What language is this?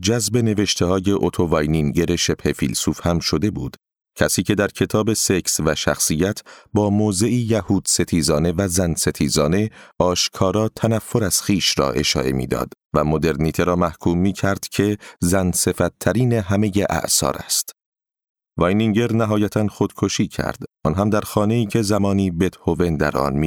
Persian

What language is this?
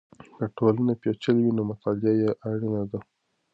Pashto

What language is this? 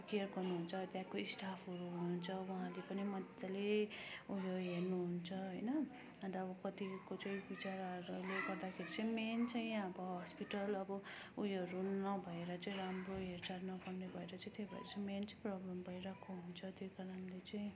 Nepali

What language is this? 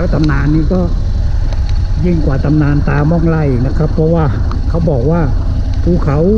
Thai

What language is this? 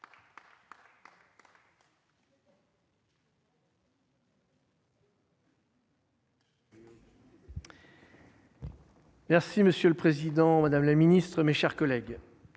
French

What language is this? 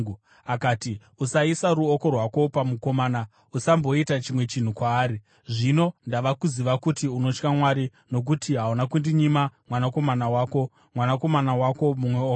Shona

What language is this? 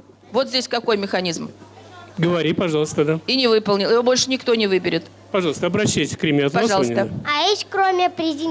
Russian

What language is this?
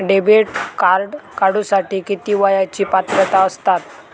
Marathi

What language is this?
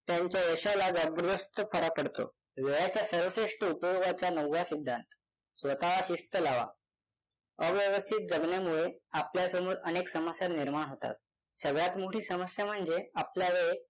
Marathi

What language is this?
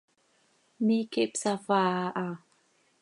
Seri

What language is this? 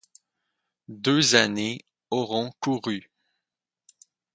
French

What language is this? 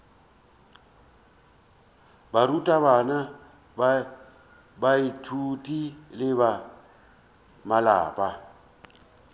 Northern Sotho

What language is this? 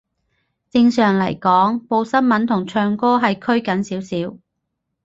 Cantonese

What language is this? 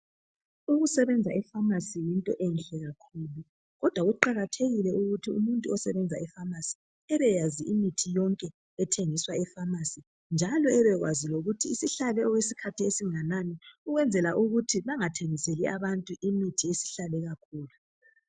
North Ndebele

